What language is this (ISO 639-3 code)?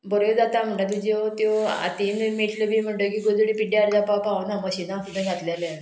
kok